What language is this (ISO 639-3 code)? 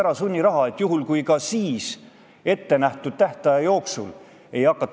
est